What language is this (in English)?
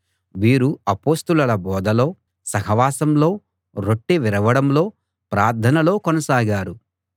Telugu